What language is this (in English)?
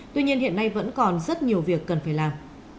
Vietnamese